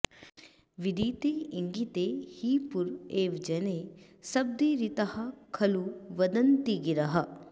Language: Sanskrit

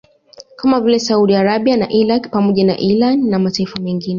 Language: Swahili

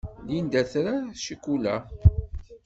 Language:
Kabyle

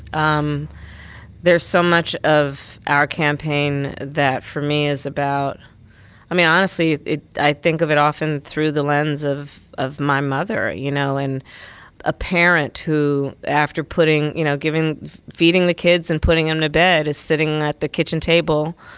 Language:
English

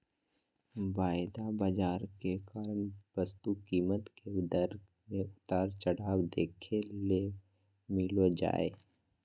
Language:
Magahi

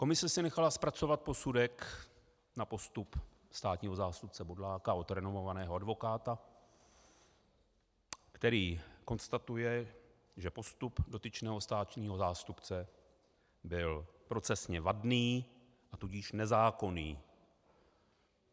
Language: Czech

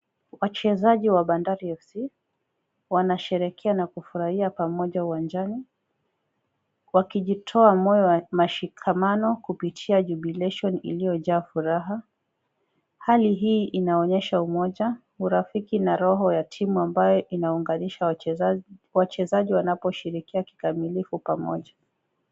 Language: Swahili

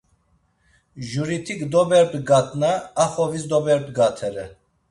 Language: Laz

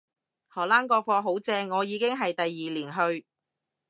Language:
Cantonese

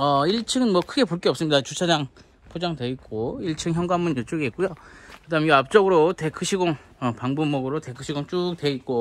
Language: Korean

